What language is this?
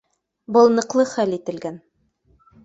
Bashkir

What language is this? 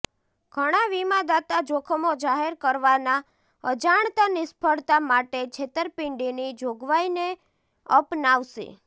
Gujarati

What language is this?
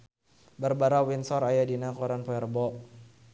Sundanese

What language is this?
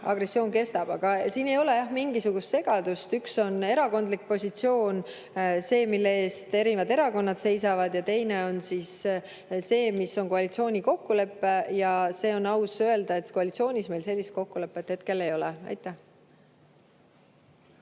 Estonian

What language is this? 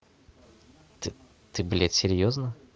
Russian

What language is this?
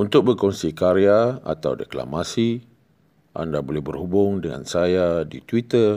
Malay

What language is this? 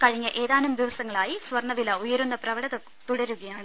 Malayalam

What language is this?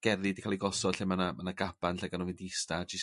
Welsh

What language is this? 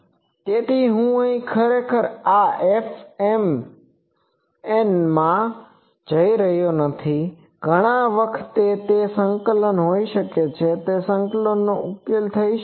Gujarati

